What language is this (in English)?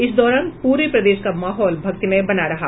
Hindi